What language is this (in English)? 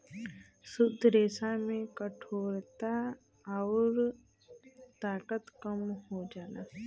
Bhojpuri